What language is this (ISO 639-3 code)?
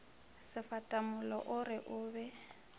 nso